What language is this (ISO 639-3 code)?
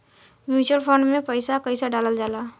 bho